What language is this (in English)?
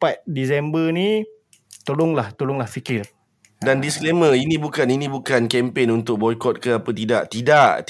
Malay